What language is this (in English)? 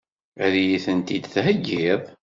Kabyle